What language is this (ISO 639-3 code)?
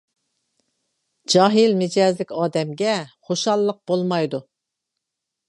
uig